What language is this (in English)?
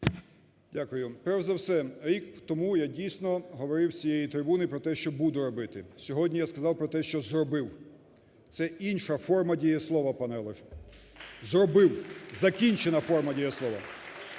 Ukrainian